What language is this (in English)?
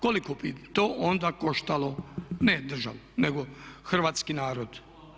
Croatian